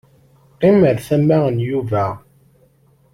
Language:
Kabyle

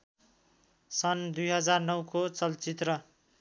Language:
Nepali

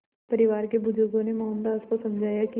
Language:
Hindi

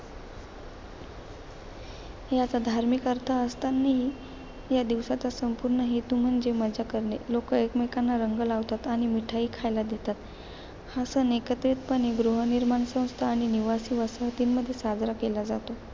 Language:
Marathi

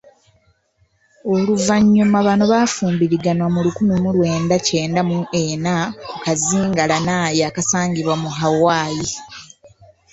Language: Ganda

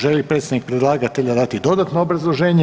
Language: Croatian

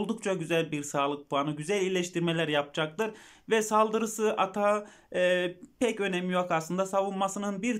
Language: Turkish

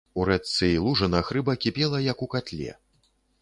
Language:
Belarusian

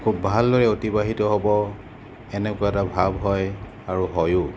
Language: Assamese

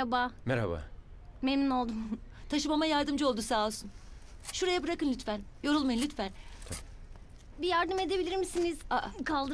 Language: Turkish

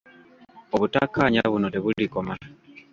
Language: Ganda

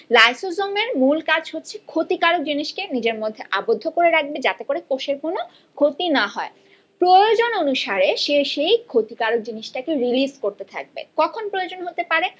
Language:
Bangla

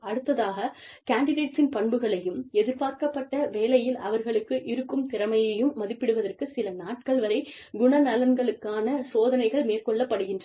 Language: Tamil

